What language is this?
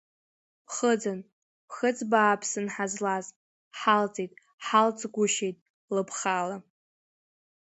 Abkhazian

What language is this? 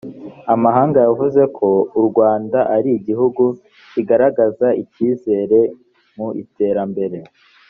Kinyarwanda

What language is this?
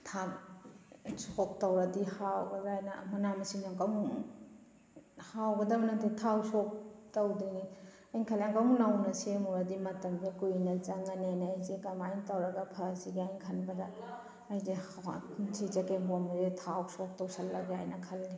Manipuri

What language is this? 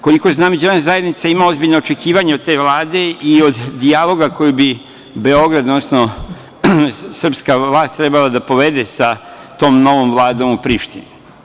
Serbian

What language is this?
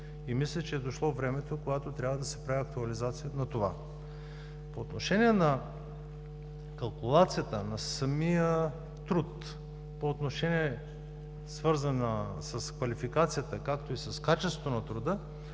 Bulgarian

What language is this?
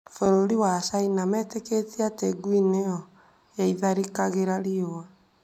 Kikuyu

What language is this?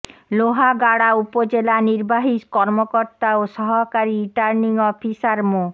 Bangla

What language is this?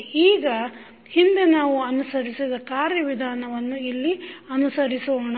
Kannada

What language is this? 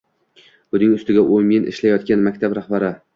Uzbek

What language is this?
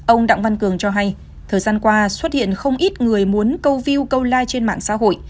Vietnamese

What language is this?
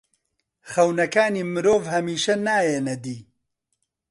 Central Kurdish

